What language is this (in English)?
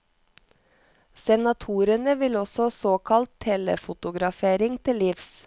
Norwegian